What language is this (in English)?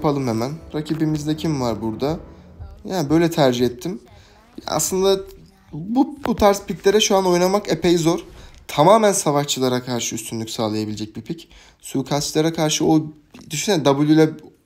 Turkish